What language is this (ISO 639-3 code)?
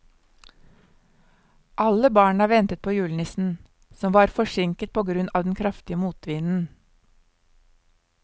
nor